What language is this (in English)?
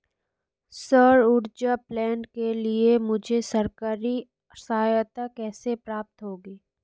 Hindi